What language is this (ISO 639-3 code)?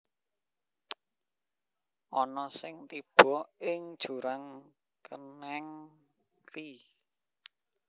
jav